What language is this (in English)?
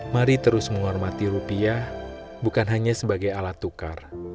Indonesian